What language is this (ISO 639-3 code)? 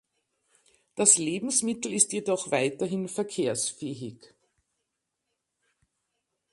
deu